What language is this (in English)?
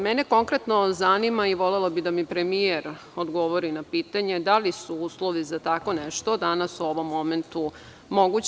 Serbian